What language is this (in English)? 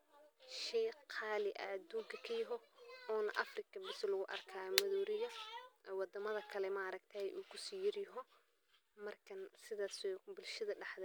Somali